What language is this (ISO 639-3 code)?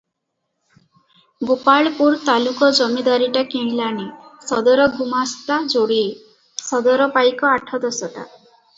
ori